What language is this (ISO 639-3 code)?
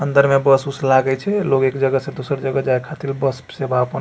mai